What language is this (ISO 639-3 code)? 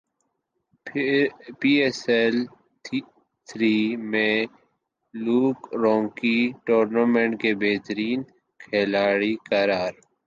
urd